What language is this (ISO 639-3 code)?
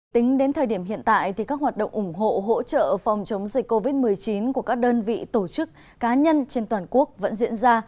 vie